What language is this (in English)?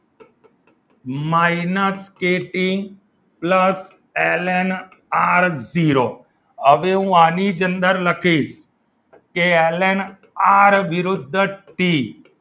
Gujarati